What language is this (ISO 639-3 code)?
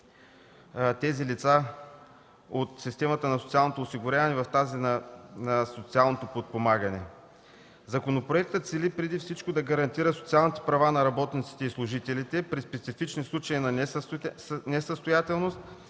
bul